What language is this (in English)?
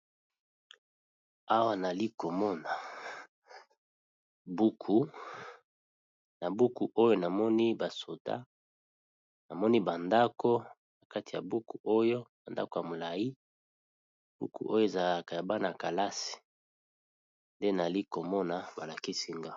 Lingala